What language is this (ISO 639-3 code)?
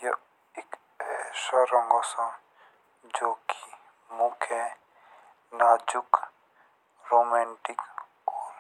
jns